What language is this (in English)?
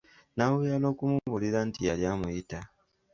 Ganda